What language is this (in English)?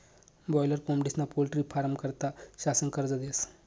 Marathi